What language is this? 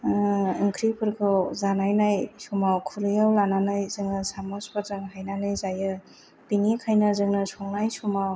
Bodo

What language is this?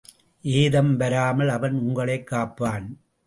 Tamil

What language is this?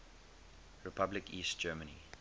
English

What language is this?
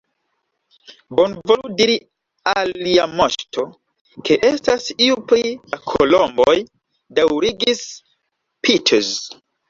Esperanto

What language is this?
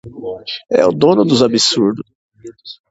Portuguese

